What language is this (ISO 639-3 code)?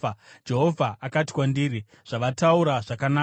sna